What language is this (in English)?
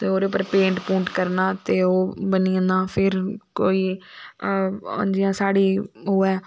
Dogri